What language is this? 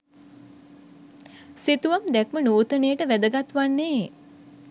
Sinhala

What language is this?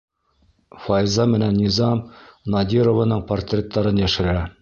Bashkir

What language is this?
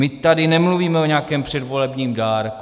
Czech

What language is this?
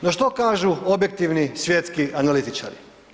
Croatian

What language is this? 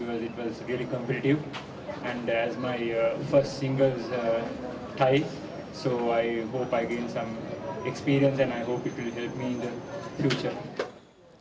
Indonesian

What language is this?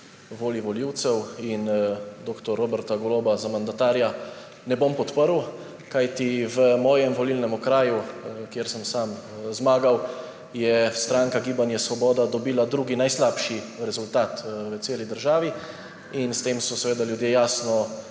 Slovenian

